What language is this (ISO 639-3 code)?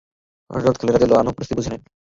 ben